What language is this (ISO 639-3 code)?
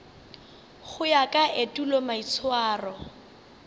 nso